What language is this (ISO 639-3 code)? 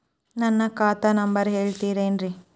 kan